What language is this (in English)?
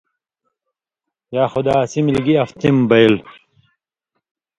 Indus Kohistani